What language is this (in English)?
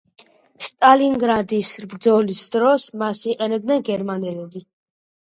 Georgian